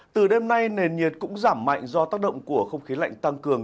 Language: Vietnamese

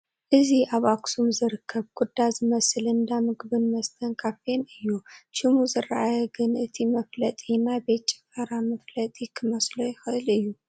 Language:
Tigrinya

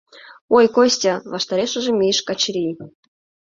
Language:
Mari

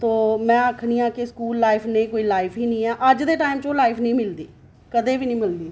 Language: Dogri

